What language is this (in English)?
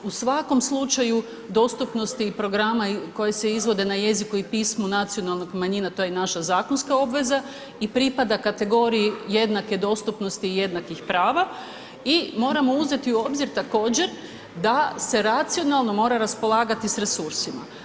Croatian